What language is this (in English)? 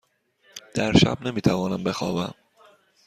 Persian